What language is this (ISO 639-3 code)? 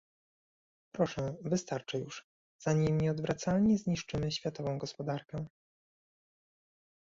pol